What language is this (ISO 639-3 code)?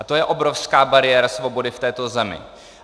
ces